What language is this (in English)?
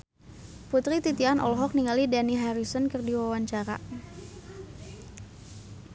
Sundanese